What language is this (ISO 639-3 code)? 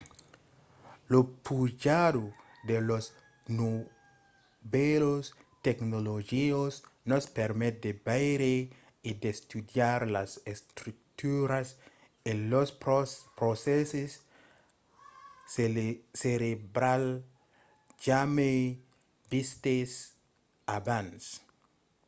oci